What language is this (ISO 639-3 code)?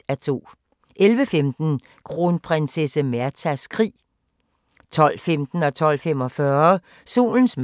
dan